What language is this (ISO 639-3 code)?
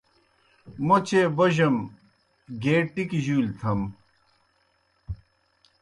plk